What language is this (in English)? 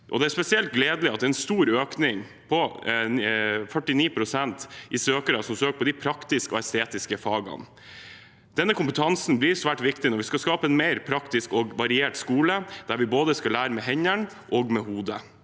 Norwegian